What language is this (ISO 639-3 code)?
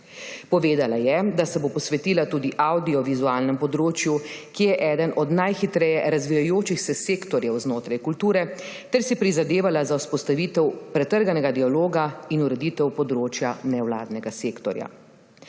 slv